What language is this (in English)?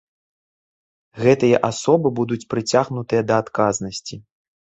Belarusian